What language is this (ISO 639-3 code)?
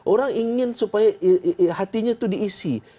ind